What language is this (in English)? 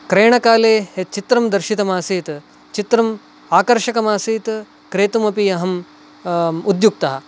Sanskrit